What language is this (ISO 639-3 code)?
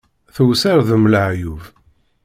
kab